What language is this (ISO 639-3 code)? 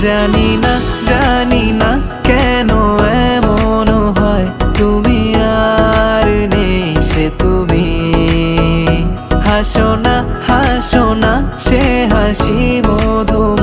ben